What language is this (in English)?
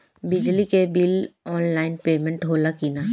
Bhojpuri